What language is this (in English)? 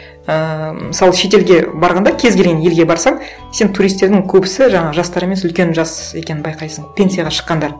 Kazakh